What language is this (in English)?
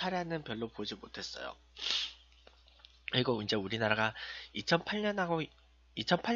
Korean